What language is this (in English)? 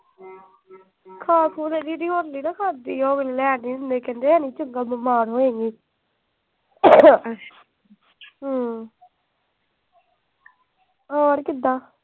Punjabi